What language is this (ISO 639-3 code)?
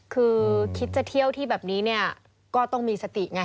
tha